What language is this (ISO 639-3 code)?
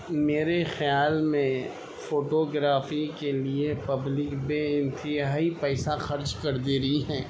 urd